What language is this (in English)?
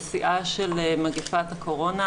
Hebrew